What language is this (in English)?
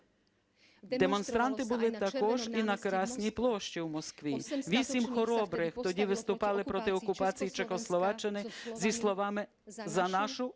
Ukrainian